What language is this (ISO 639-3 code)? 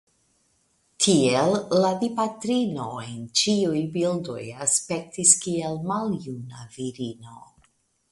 epo